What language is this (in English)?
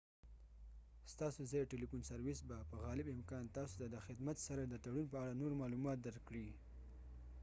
Pashto